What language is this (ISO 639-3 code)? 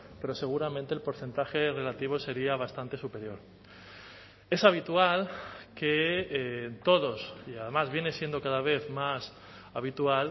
spa